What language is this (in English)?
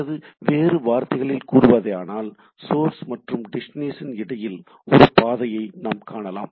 Tamil